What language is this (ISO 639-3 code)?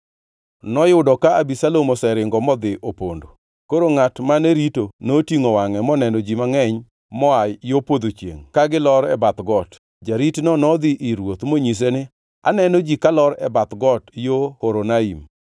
luo